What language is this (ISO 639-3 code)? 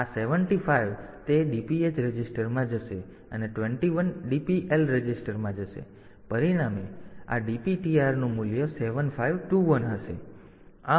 guj